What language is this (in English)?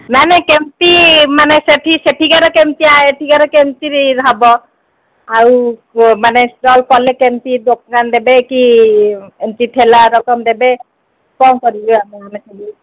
Odia